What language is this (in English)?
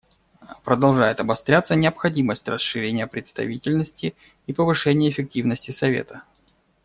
Russian